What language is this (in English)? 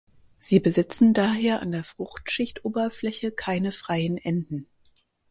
German